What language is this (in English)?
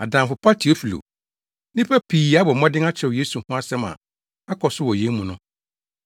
Akan